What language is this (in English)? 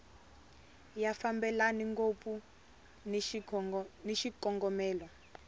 Tsonga